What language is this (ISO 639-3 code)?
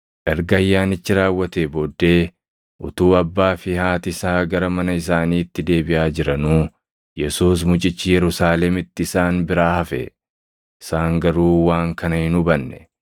orm